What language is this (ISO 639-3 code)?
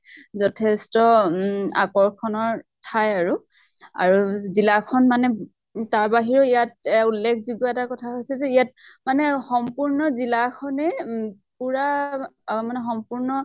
asm